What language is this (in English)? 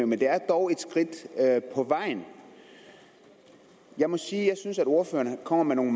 Danish